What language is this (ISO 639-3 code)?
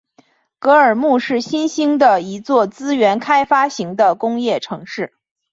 zho